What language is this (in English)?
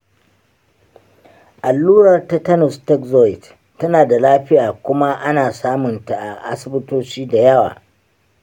Hausa